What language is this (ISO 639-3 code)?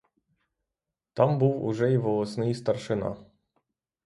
ukr